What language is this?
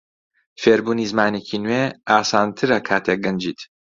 Central Kurdish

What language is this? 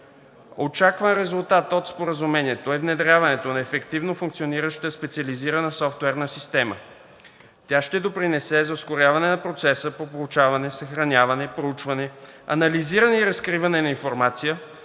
Bulgarian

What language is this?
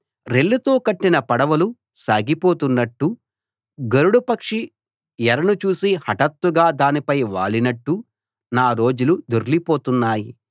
Telugu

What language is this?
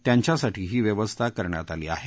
Marathi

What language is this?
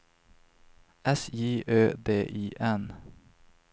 Swedish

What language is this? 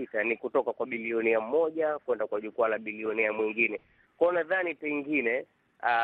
Swahili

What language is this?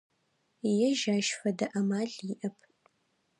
Adyghe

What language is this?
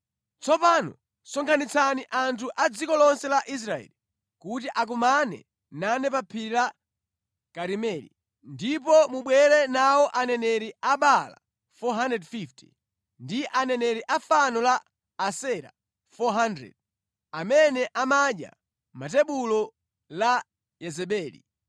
Nyanja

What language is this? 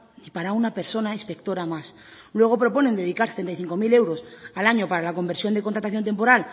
Spanish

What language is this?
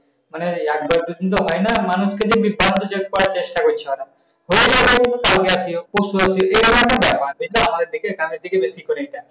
Bangla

